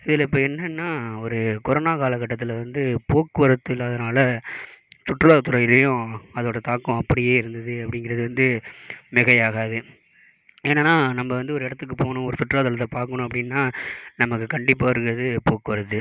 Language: Tamil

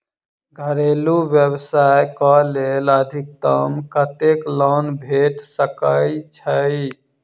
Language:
Maithili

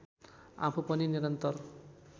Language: Nepali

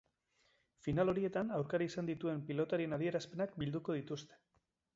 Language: Basque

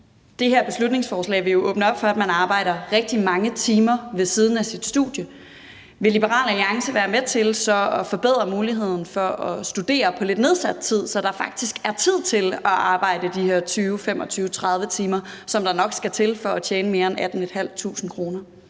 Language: Danish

